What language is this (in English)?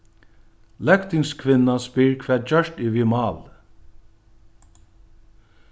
Faroese